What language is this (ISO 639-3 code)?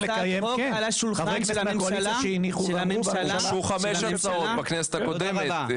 heb